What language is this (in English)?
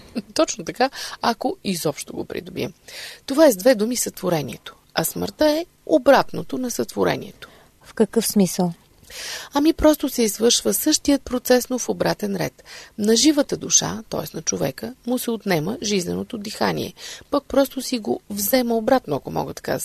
Bulgarian